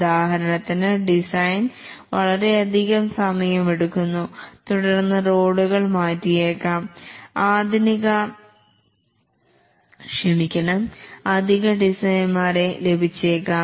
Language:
Malayalam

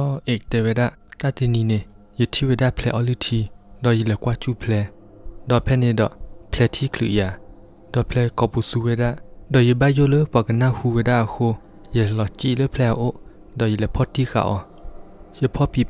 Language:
Thai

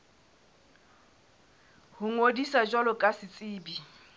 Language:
Southern Sotho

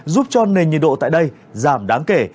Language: Vietnamese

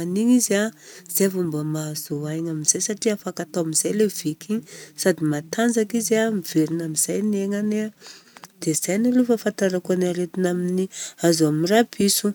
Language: Southern Betsimisaraka Malagasy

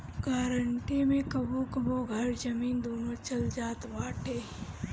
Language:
Bhojpuri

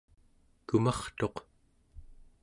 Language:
Central Yupik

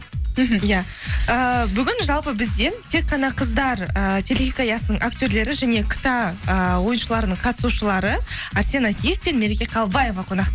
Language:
Kazakh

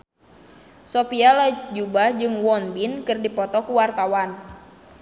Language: Sundanese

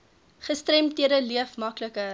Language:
Afrikaans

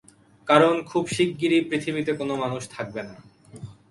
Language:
Bangla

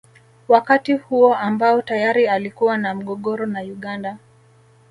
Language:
Swahili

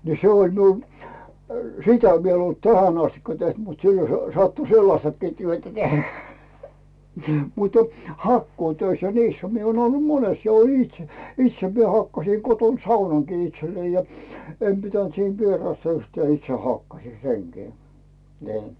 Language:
Finnish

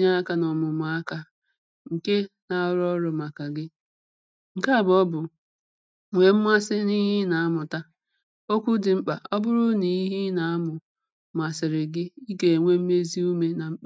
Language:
Igbo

